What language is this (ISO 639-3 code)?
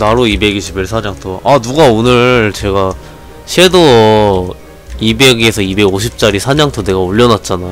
kor